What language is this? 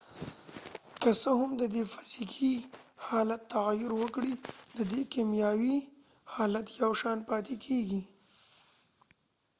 Pashto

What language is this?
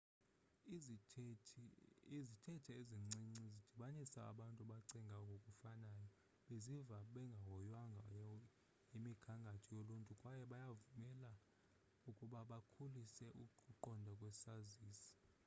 Xhosa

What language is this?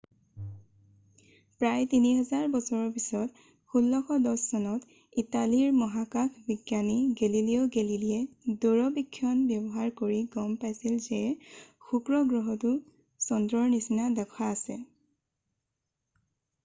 Assamese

